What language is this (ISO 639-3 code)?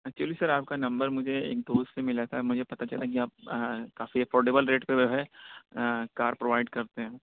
urd